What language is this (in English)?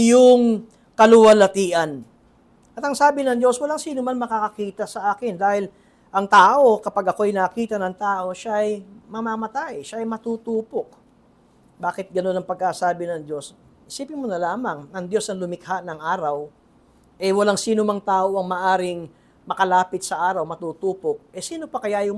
Filipino